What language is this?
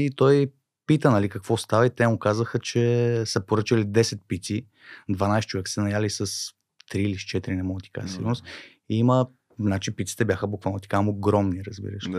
Bulgarian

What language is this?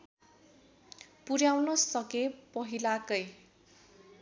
Nepali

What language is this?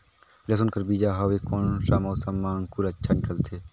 Chhattisgarhi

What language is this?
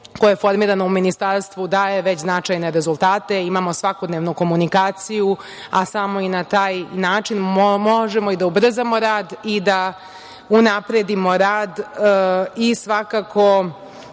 Serbian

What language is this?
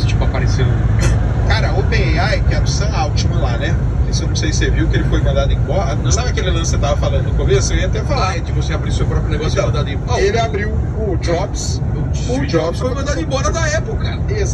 Portuguese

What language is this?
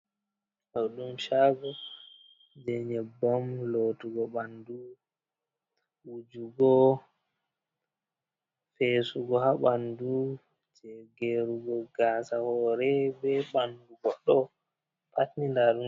Fula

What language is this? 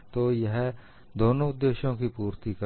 Hindi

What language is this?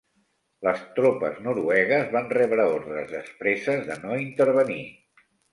Catalan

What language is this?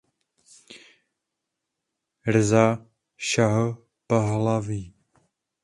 Czech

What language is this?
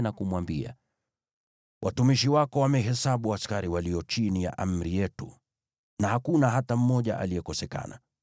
Swahili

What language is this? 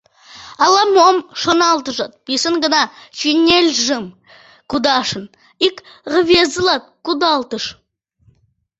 Mari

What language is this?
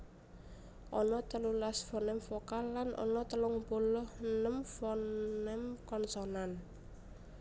Javanese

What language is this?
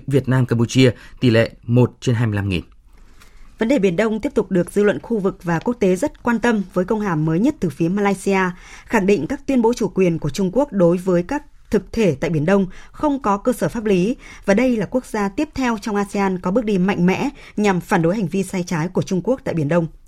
Vietnamese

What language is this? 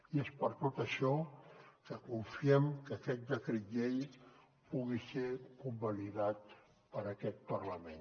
Catalan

